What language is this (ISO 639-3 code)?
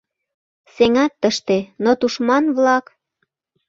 chm